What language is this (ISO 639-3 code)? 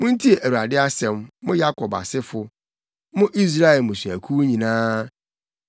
aka